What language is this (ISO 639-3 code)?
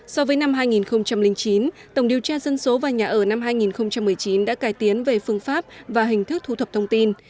vie